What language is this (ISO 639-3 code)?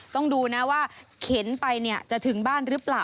tha